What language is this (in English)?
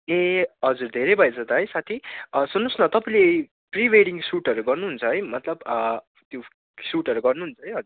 Nepali